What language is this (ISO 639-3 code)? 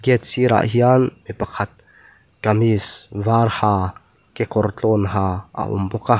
lus